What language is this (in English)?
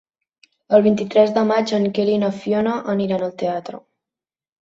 Catalan